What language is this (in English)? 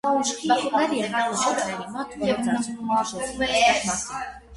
Armenian